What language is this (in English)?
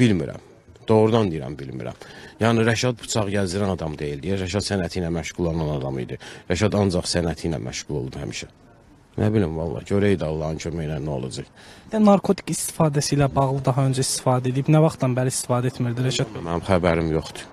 Turkish